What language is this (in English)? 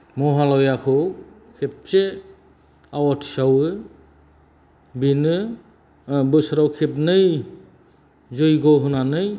Bodo